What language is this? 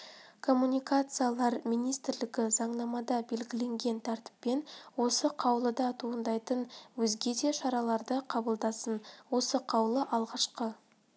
Kazakh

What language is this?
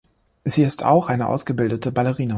German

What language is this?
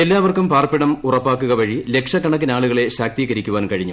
Malayalam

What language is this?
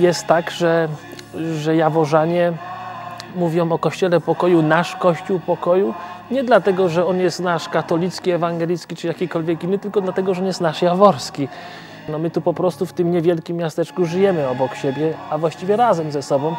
Polish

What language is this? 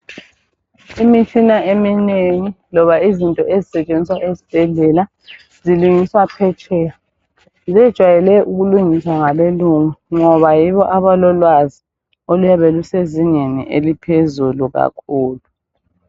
North Ndebele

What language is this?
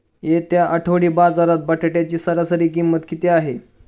Marathi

